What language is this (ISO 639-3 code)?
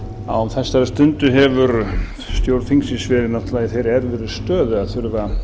isl